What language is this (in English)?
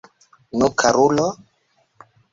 Esperanto